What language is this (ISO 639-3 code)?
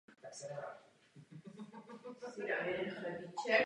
ces